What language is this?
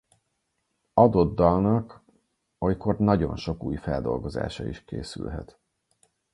Hungarian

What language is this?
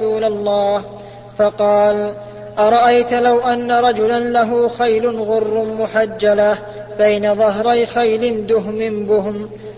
Arabic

